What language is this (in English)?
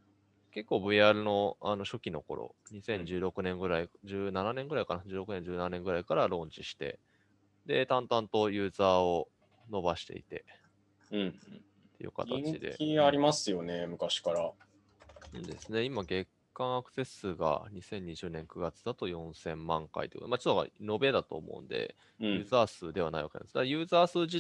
Japanese